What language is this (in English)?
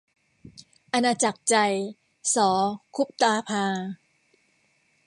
Thai